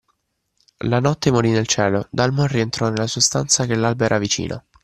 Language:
Italian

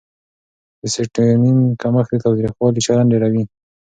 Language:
Pashto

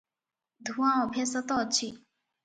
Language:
Odia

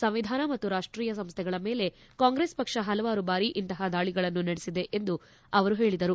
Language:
Kannada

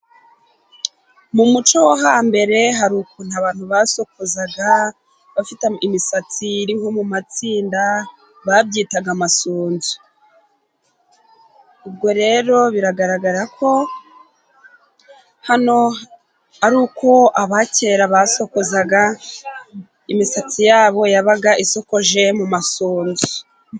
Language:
Kinyarwanda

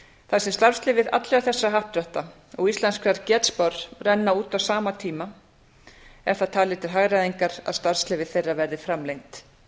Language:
Icelandic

